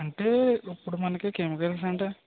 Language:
Telugu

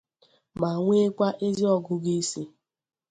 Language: Igbo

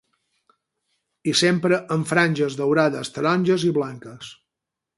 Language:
Catalan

